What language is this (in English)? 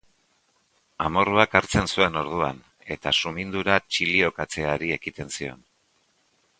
Basque